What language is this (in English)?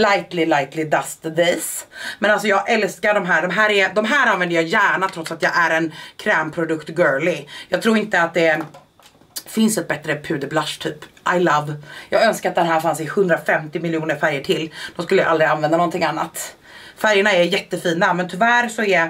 Swedish